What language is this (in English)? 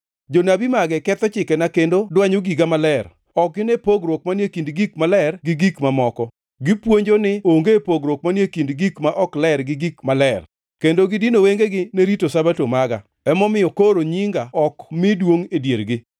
Luo (Kenya and Tanzania)